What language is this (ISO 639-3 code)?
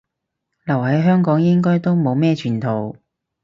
yue